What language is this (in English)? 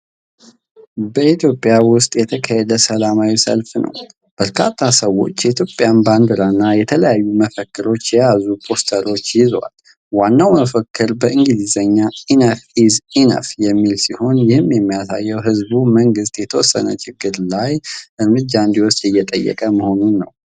Amharic